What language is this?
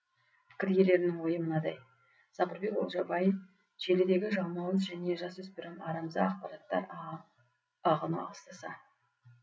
Kazakh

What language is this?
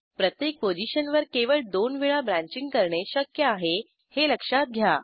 Marathi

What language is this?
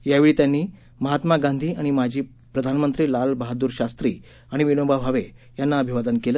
Marathi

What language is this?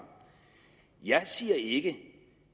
Danish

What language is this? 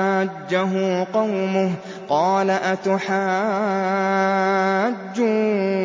Arabic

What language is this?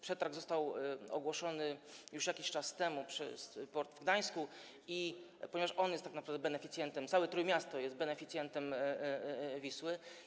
Polish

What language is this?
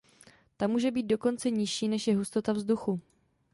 Czech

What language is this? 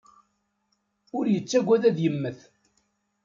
Kabyle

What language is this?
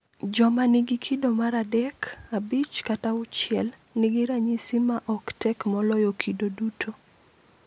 Luo (Kenya and Tanzania)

